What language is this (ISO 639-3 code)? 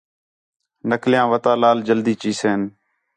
xhe